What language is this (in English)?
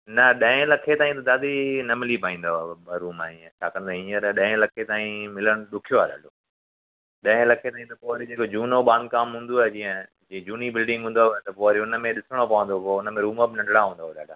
Sindhi